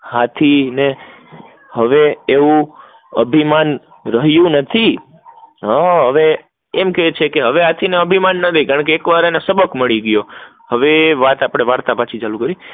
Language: Gujarati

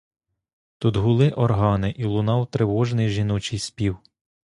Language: Ukrainian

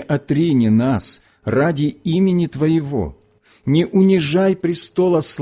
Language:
Russian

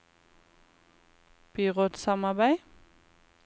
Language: Norwegian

